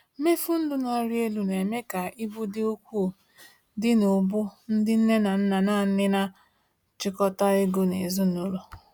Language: Igbo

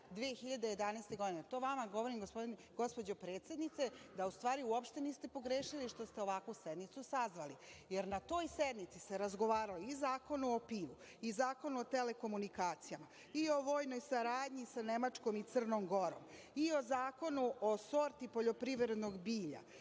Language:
Serbian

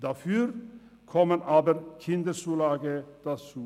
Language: Swiss German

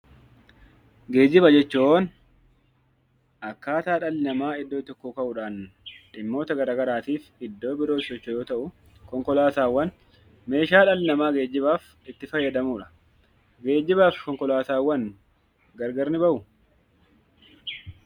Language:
Oromo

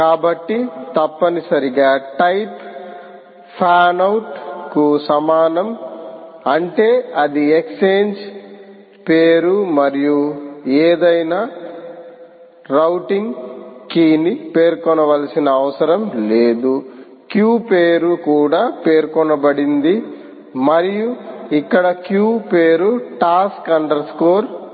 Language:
Telugu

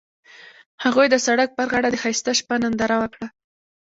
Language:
Pashto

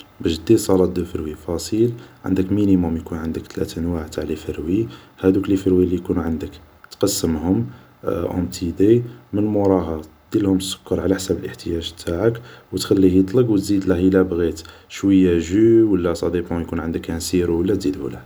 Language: Algerian Arabic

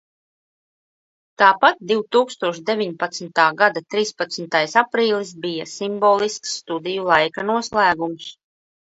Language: Latvian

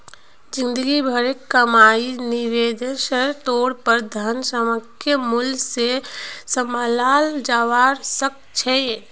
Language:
Magahi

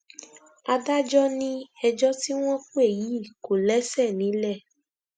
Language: Yoruba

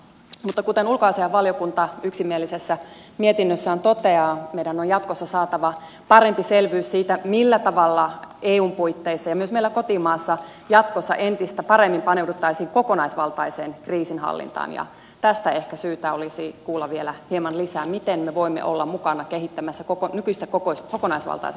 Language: Finnish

